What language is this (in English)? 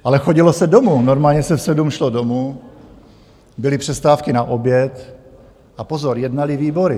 Czech